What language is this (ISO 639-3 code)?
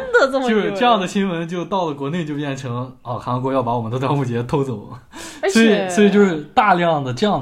zho